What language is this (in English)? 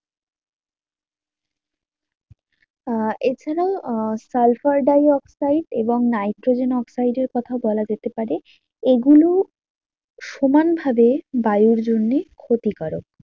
Bangla